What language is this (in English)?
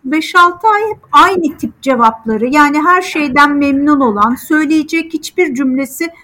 Turkish